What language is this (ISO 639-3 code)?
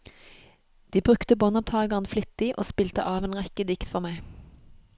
nor